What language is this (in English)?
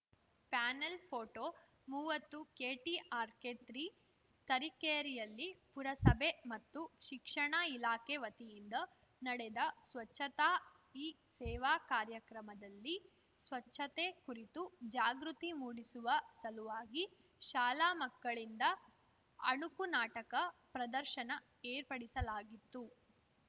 Kannada